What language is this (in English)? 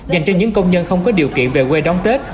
Vietnamese